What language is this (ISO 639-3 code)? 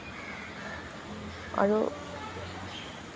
asm